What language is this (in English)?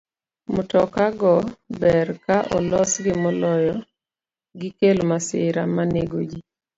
Luo (Kenya and Tanzania)